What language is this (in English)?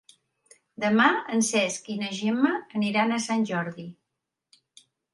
Catalan